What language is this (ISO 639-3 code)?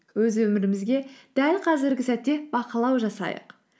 kaz